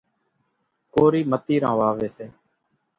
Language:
Kachi Koli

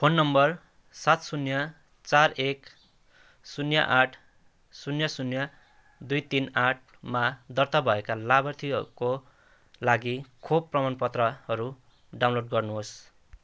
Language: Nepali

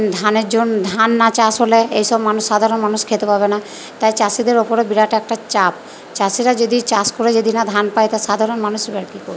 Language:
Bangla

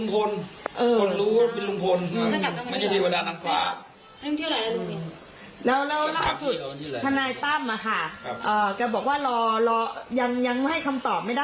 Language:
Thai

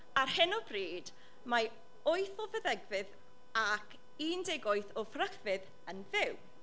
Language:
Welsh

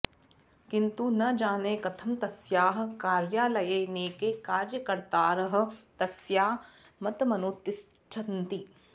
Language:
Sanskrit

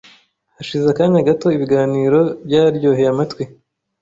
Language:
Kinyarwanda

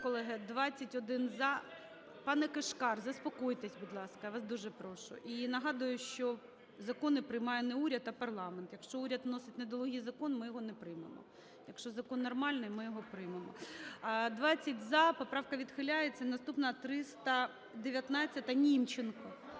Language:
Ukrainian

